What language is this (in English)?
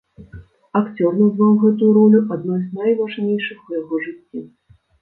Belarusian